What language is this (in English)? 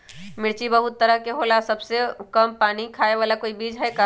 Magahi